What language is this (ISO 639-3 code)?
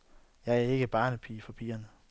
dan